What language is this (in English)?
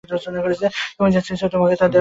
Bangla